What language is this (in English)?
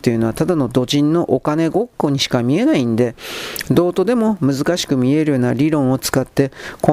Japanese